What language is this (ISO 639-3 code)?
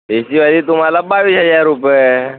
mar